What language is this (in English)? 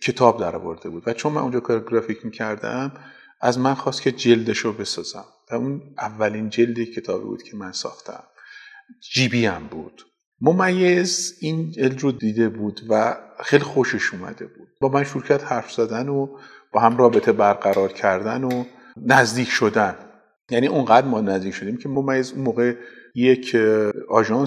Persian